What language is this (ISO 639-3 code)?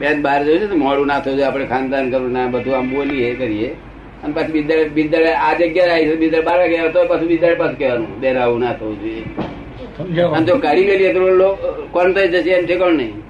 guj